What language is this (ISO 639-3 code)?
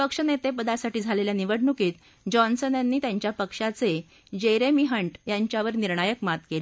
mar